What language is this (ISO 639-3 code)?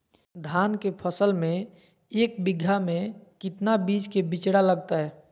mag